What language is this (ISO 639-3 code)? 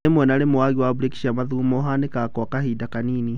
kik